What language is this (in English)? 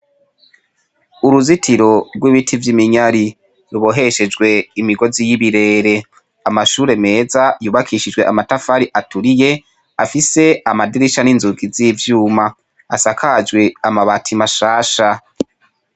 Rundi